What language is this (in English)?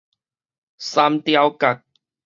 Min Nan Chinese